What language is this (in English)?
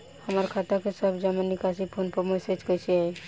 Bhojpuri